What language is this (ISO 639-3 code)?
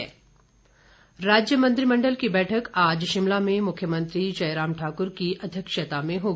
hin